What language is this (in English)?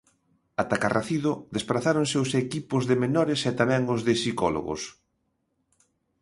Galician